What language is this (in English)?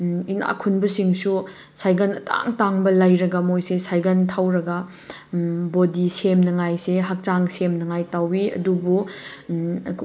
Manipuri